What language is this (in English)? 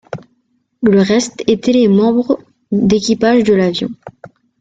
French